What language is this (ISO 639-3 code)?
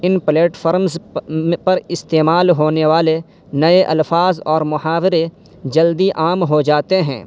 urd